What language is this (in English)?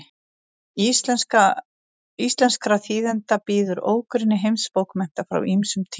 Icelandic